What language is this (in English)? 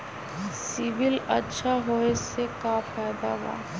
Magahi